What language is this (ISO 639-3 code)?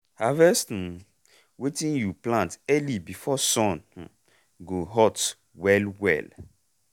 pcm